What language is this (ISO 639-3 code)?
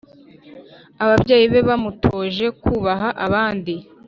kin